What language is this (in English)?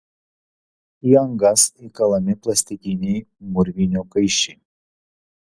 Lithuanian